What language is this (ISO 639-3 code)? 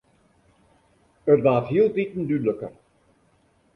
fry